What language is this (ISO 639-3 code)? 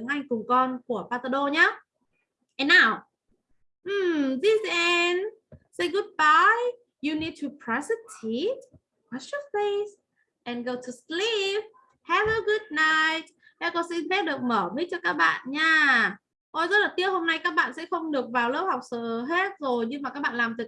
vie